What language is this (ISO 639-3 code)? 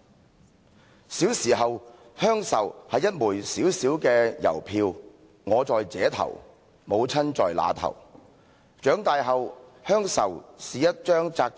yue